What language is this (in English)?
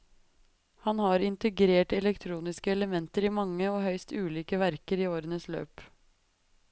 Norwegian